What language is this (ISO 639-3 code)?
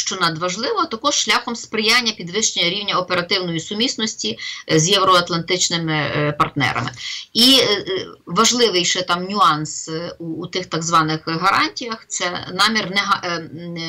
ukr